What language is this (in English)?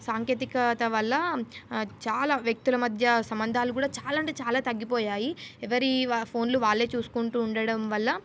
Telugu